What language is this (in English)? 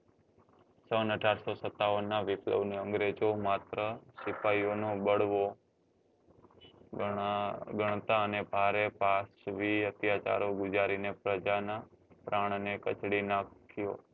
Gujarati